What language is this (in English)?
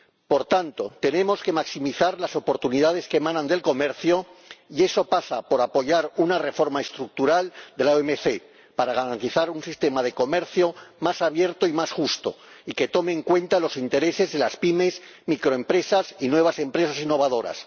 Spanish